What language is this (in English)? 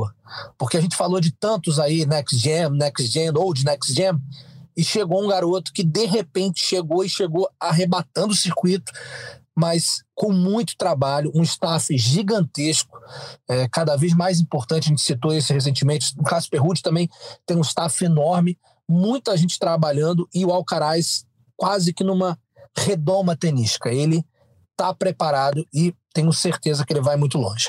Portuguese